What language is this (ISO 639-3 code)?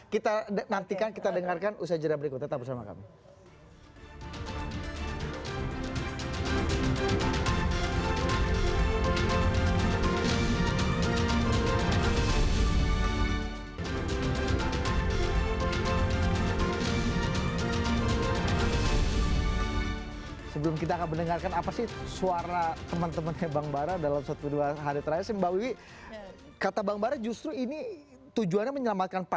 ind